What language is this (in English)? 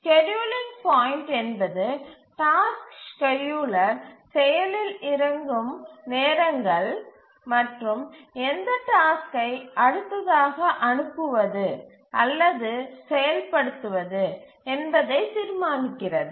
Tamil